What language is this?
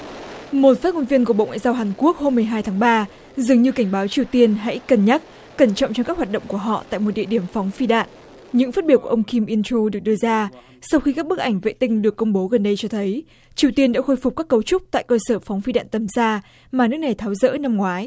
Vietnamese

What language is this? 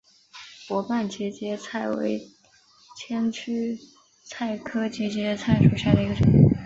Chinese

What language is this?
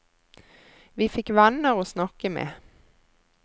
Norwegian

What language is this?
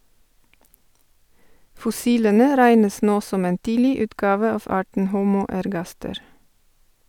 Norwegian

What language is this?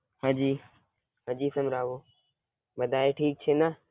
Gujarati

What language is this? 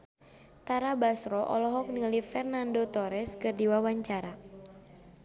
Sundanese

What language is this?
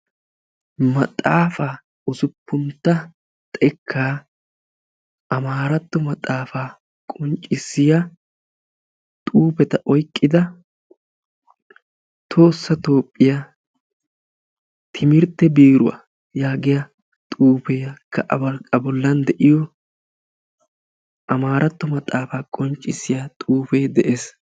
Wolaytta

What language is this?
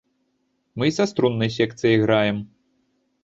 Belarusian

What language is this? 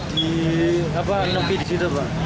Indonesian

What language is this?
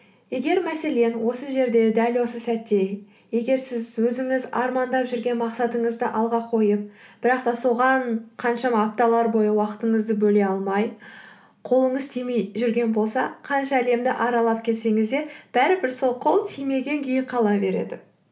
Kazakh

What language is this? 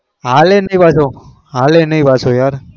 Gujarati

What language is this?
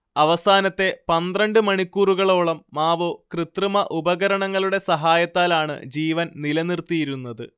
Malayalam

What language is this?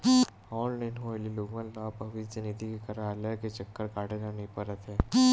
Chhattisgarhi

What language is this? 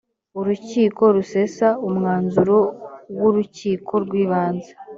Kinyarwanda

